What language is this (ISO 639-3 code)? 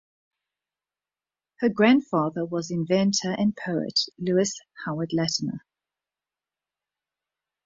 eng